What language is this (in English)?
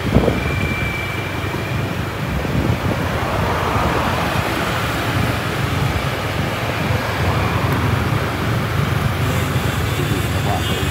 Vietnamese